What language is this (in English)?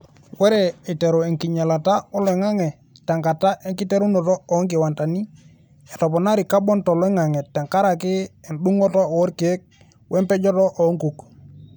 Masai